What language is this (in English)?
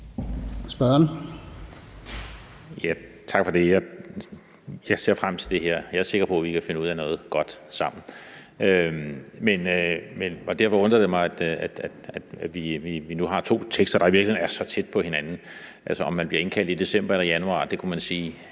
Danish